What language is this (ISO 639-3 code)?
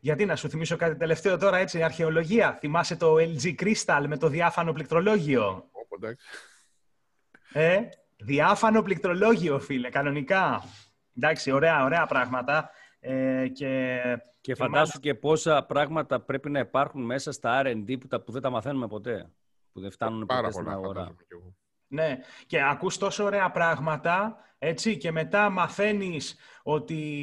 ell